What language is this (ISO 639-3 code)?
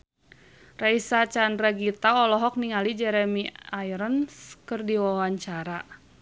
sun